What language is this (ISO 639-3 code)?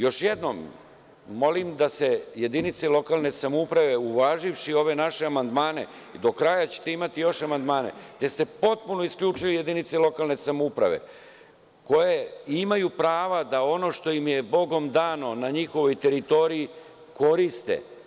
srp